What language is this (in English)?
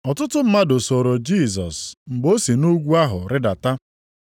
Igbo